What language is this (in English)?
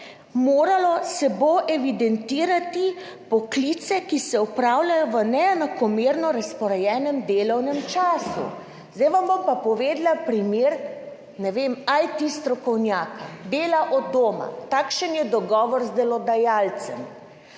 Slovenian